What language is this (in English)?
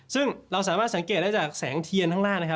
Thai